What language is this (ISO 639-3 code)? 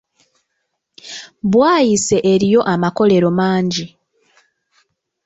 lug